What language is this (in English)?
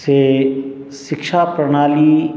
Maithili